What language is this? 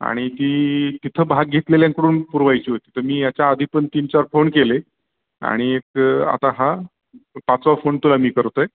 Marathi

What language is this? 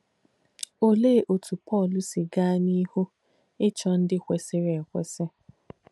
Igbo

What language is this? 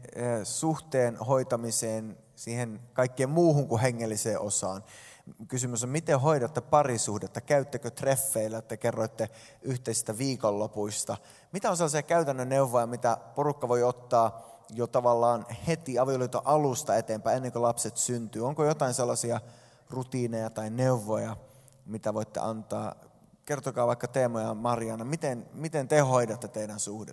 Finnish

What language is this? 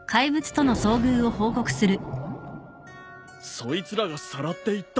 Japanese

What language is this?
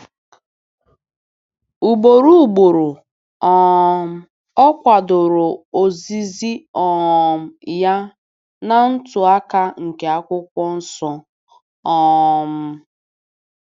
Igbo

